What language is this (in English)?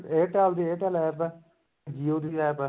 Punjabi